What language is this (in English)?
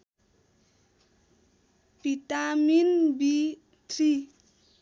Nepali